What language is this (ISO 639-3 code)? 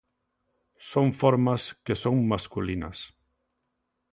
glg